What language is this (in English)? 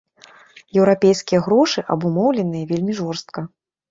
Belarusian